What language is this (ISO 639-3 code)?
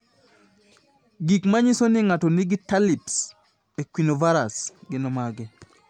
luo